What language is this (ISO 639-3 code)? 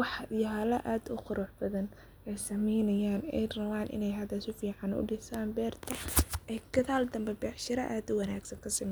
som